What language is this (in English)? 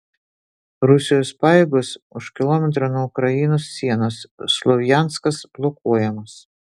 Lithuanian